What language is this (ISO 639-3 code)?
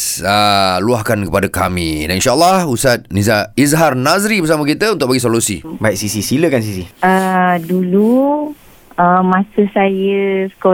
msa